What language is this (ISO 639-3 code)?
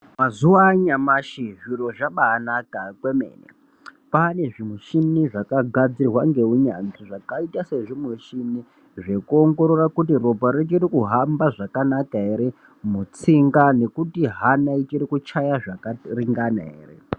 ndc